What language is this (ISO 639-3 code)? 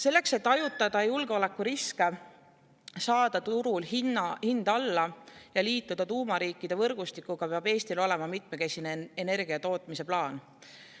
est